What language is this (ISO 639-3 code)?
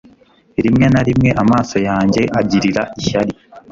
kin